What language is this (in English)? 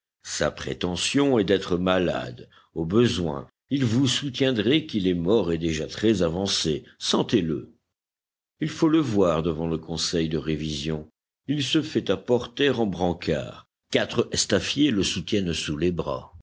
French